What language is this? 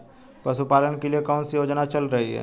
Hindi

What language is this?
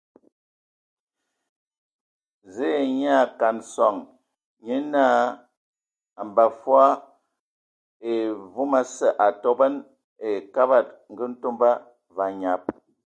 Ewondo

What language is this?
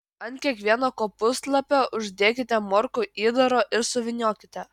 Lithuanian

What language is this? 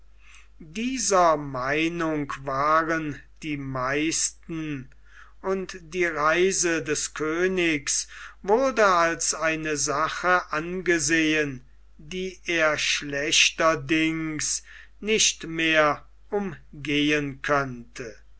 German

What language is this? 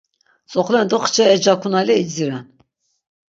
Laz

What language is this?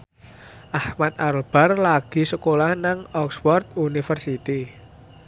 Javanese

